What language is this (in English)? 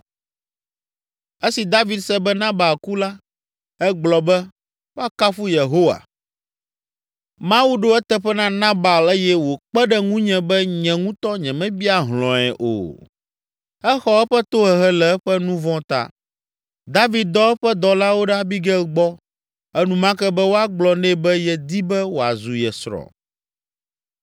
Ewe